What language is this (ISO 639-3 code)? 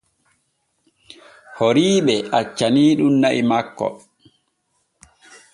fue